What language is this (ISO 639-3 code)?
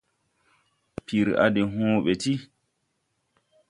tui